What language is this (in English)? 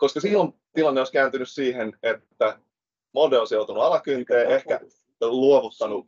Finnish